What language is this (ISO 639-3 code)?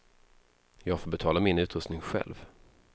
swe